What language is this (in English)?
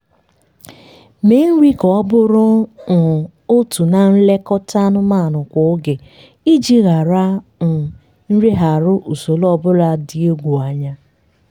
Igbo